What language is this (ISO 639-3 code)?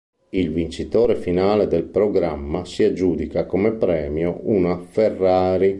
ita